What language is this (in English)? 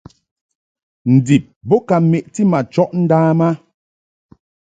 Mungaka